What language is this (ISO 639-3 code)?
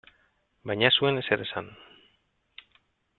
eus